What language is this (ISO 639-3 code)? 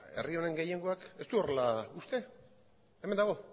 eus